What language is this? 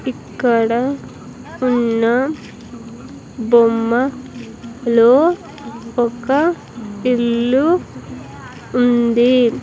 Telugu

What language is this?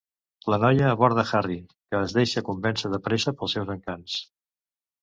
Catalan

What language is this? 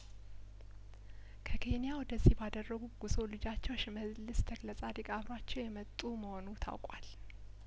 Amharic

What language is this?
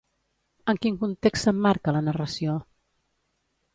Catalan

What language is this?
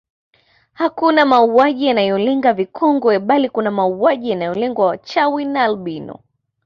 Swahili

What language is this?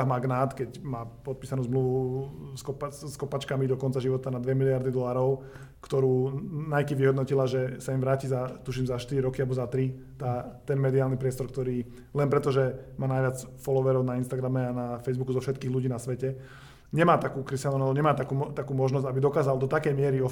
Slovak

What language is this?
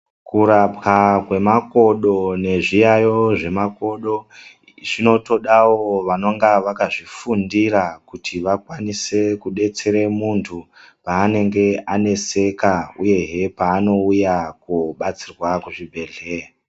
Ndau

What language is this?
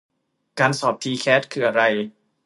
Thai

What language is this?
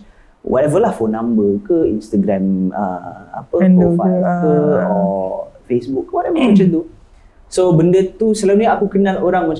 Malay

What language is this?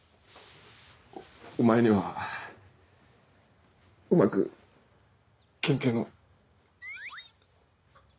Japanese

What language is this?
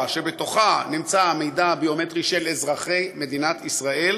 Hebrew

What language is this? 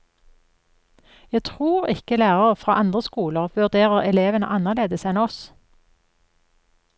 Norwegian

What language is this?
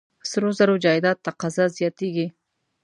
Pashto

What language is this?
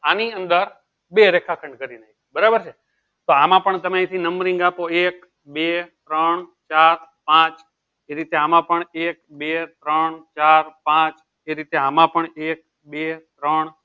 Gujarati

